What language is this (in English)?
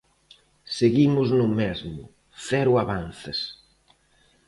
Galician